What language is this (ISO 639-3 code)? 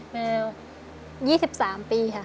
tha